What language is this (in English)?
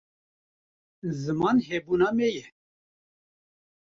Kurdish